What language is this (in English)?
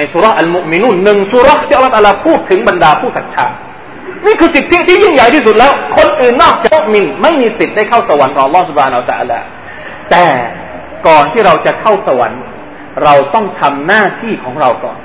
Thai